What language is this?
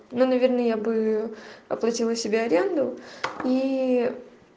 Russian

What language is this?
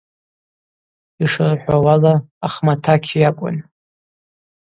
Abaza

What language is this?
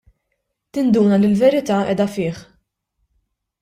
Maltese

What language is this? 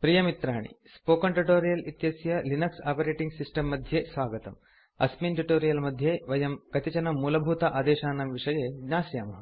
Sanskrit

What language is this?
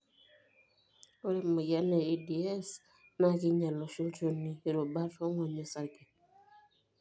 Masai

